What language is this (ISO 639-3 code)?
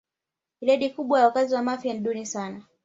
swa